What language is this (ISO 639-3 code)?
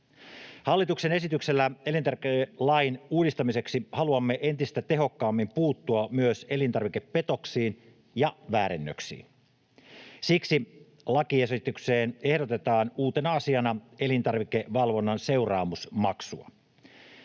fin